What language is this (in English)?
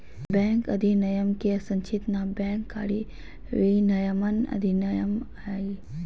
Magahi